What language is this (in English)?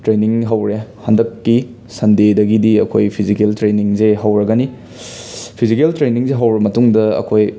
Manipuri